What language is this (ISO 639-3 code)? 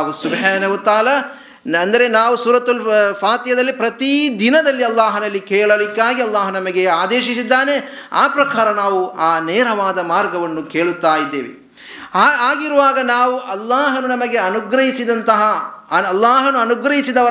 kan